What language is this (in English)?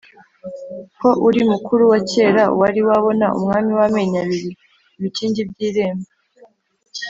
Kinyarwanda